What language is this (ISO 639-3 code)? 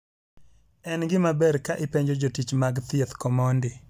luo